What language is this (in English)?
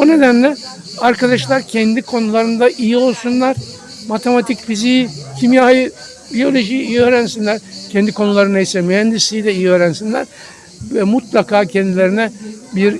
Turkish